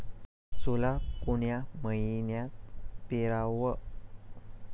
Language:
Marathi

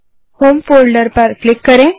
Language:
Hindi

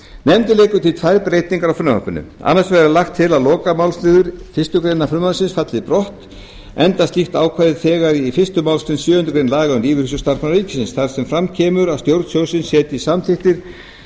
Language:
Icelandic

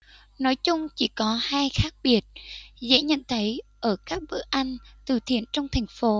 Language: Vietnamese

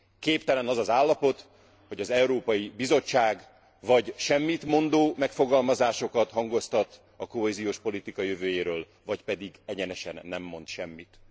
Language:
Hungarian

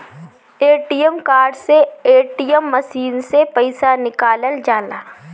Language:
Bhojpuri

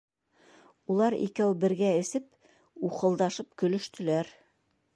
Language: Bashkir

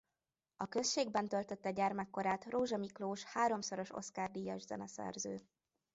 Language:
Hungarian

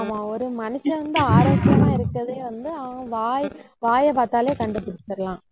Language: Tamil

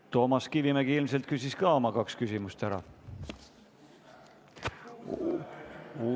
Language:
Estonian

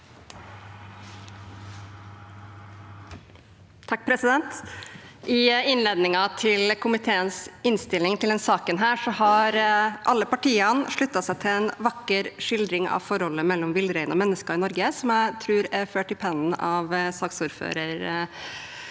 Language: Norwegian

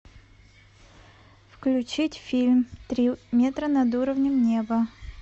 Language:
Russian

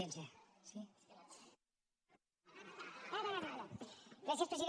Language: Catalan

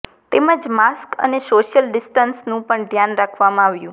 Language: Gujarati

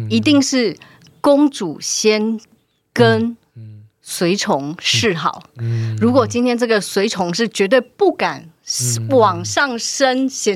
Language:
Chinese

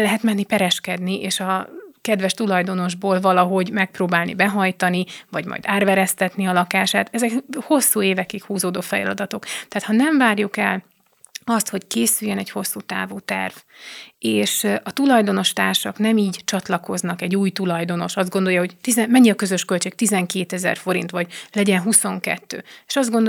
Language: Hungarian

